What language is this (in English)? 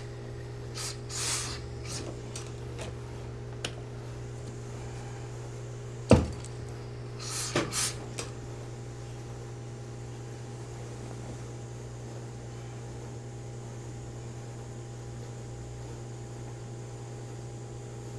Korean